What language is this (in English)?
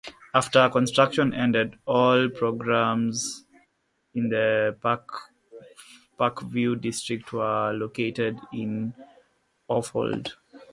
English